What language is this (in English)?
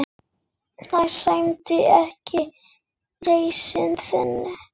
Icelandic